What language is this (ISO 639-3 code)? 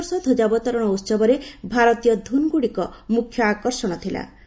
ori